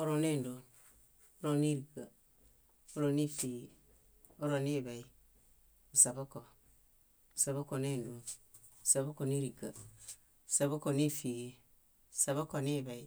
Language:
Bayot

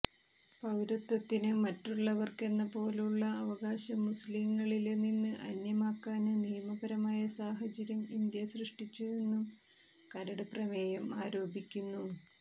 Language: Malayalam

